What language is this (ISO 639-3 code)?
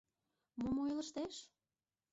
chm